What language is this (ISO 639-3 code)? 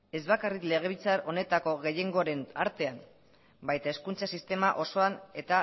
eus